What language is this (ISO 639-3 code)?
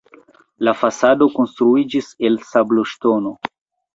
epo